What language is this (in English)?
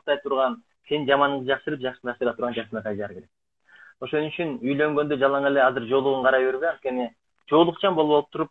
Turkish